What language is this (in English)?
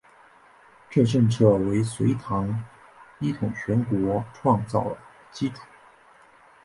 Chinese